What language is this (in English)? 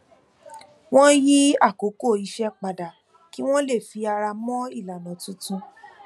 Yoruba